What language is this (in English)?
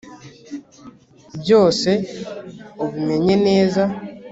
Kinyarwanda